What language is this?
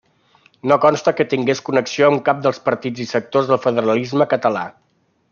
Catalan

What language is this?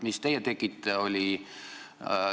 Estonian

